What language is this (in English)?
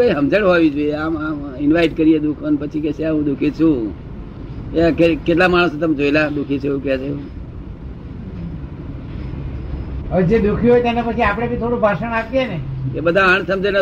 Gujarati